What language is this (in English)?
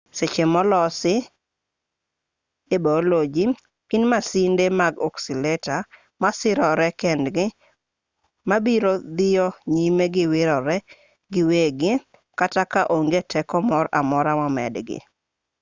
Luo (Kenya and Tanzania)